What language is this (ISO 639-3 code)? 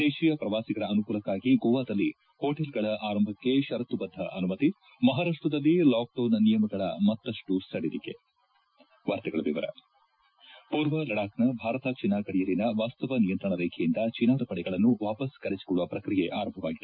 kan